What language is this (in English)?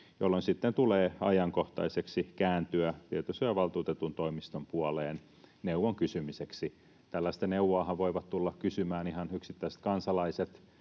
Finnish